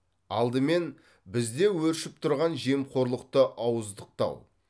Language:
Kazakh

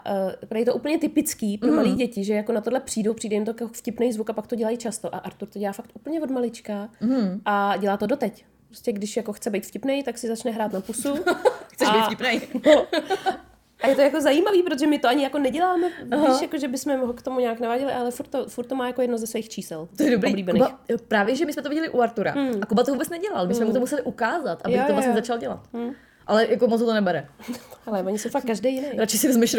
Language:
Czech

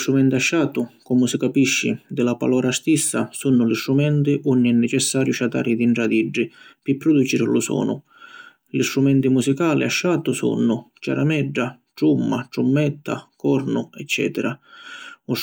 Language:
Sicilian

